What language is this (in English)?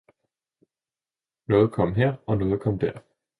Danish